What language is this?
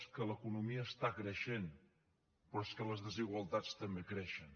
Catalan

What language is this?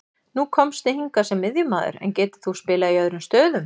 Icelandic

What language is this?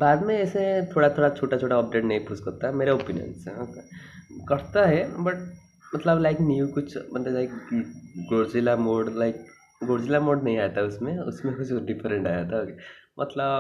Hindi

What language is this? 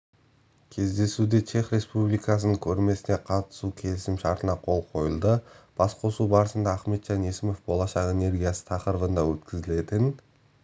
Kazakh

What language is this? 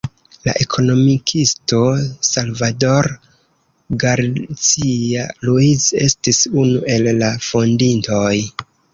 Esperanto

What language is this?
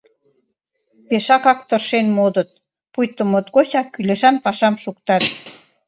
Mari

